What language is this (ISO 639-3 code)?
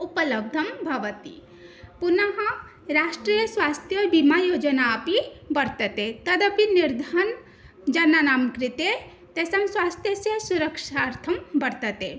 san